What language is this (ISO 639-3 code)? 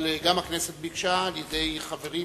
heb